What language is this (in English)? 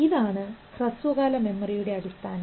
Malayalam